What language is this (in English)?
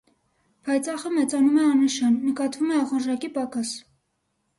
Armenian